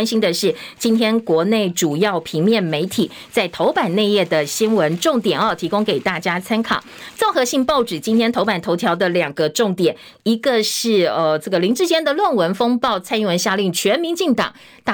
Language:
Chinese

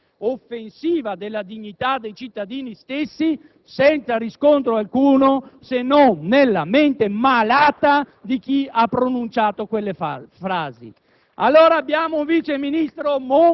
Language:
Italian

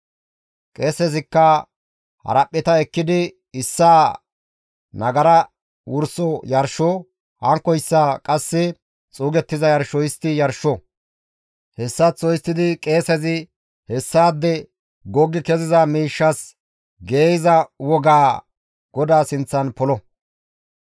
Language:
Gamo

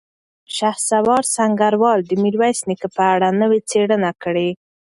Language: Pashto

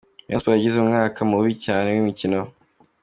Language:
Kinyarwanda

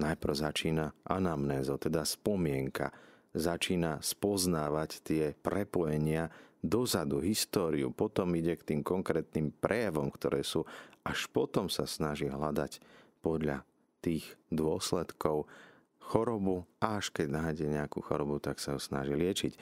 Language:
Slovak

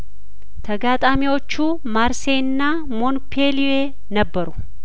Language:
Amharic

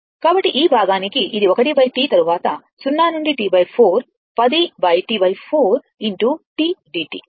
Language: Telugu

